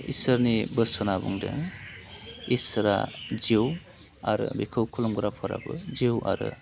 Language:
Bodo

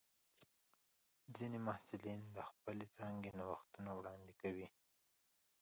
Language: Pashto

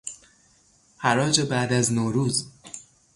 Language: Persian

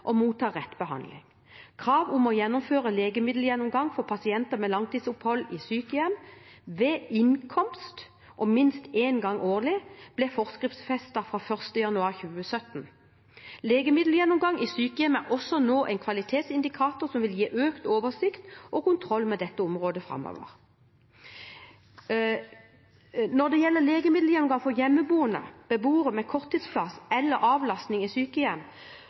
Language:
Norwegian Bokmål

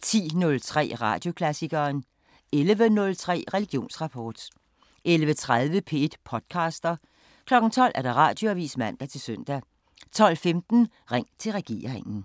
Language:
Danish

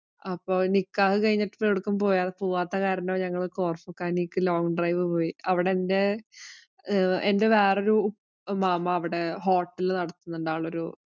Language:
Malayalam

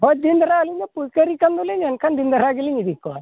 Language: Santali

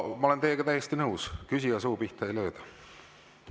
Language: Estonian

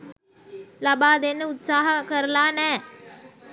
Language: Sinhala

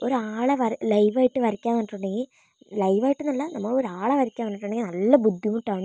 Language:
Malayalam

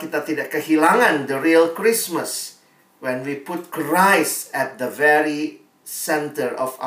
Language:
Indonesian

